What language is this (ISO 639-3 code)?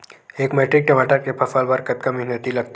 hne